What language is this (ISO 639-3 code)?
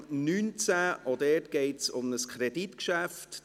gsw